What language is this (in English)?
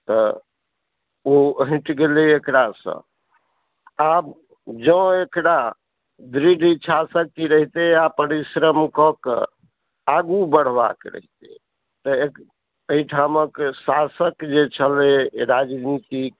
Maithili